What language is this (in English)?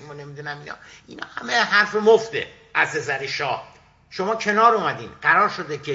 Persian